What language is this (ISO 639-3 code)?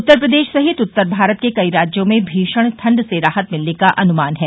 hin